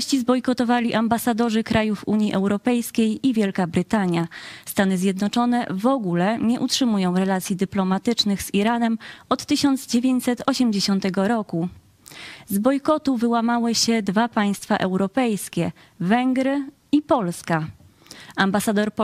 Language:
Polish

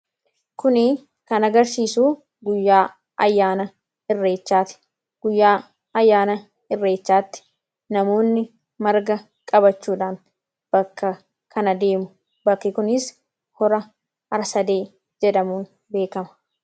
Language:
Oromo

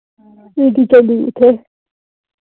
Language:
Dogri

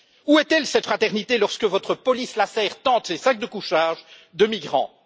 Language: French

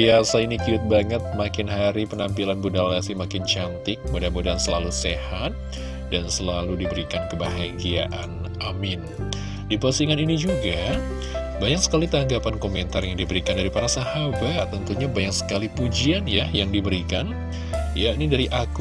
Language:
Indonesian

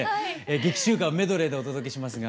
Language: Japanese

